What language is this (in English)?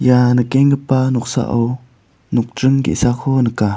Garo